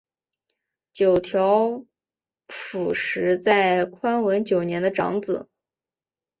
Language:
Chinese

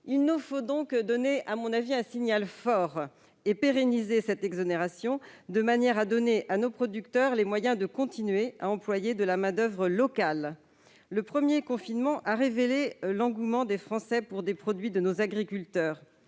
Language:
French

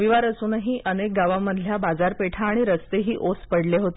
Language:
Marathi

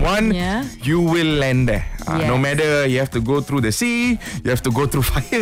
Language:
Malay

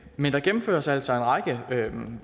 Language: Danish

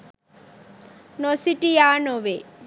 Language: Sinhala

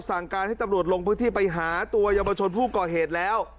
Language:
Thai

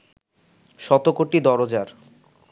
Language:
Bangla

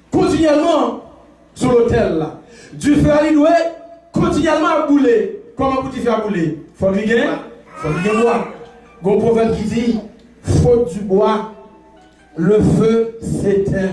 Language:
French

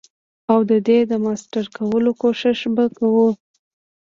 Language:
Pashto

